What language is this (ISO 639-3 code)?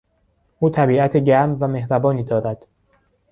fas